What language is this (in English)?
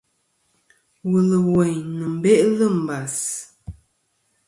Kom